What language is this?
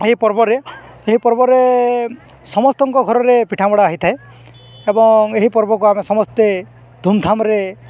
Odia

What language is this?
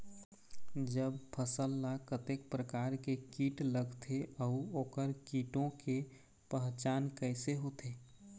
Chhattisgarhi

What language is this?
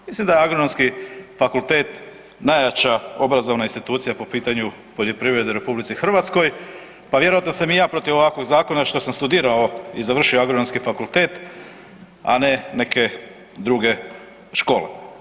Croatian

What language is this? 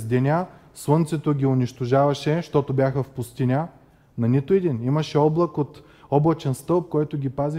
Bulgarian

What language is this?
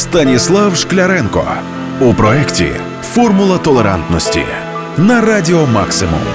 Ukrainian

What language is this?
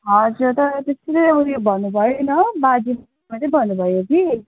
Nepali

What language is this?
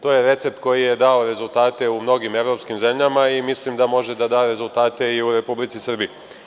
Serbian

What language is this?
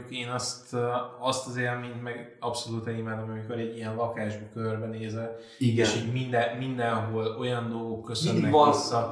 Hungarian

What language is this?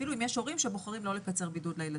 Hebrew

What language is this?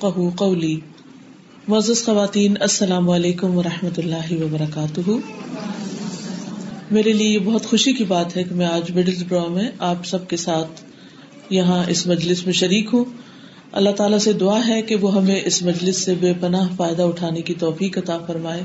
Urdu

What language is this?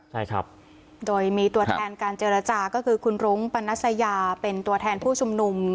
Thai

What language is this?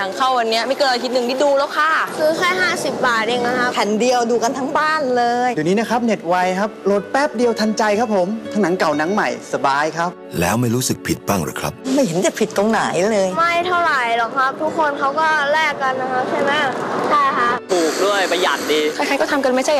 Thai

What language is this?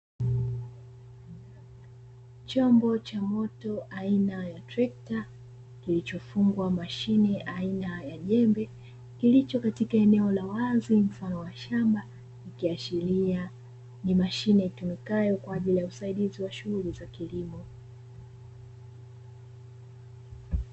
Swahili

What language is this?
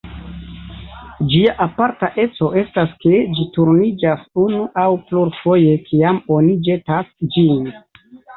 Esperanto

